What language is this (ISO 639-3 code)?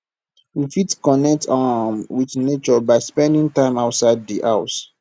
pcm